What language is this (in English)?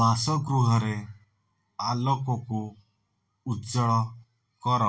Odia